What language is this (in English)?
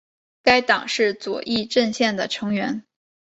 Chinese